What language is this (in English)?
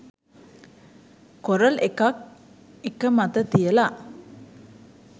Sinhala